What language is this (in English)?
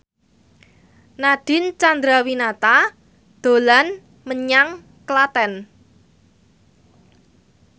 Javanese